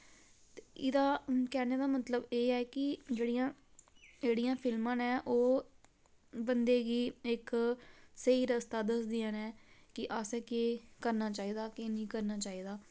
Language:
Dogri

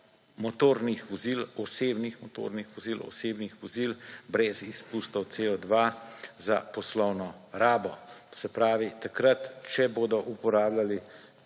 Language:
Slovenian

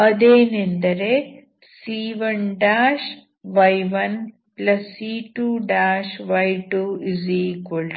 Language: Kannada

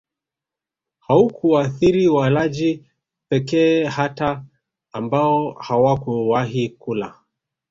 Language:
Swahili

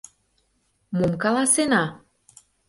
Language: Mari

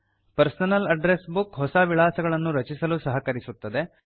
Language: Kannada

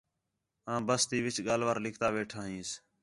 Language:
Khetrani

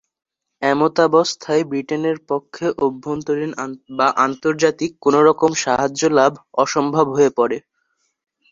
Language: Bangla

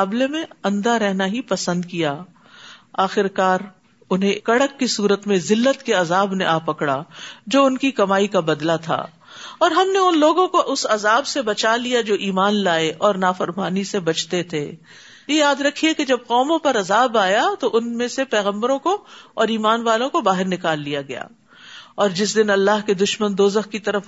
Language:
Urdu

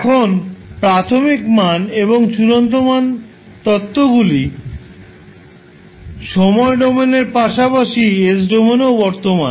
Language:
Bangla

